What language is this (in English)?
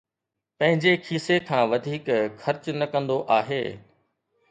Sindhi